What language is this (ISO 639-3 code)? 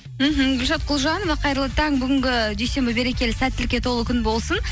kaz